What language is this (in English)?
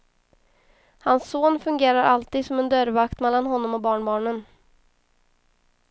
Swedish